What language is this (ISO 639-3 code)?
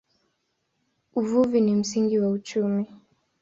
swa